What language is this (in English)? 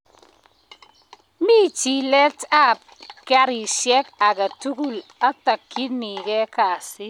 Kalenjin